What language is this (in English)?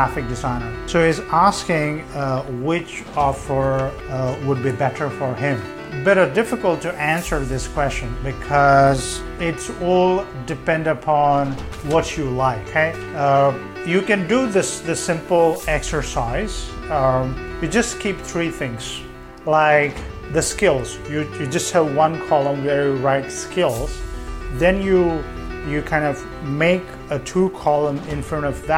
English